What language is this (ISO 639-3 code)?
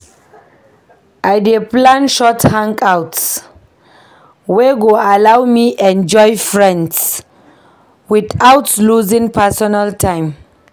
pcm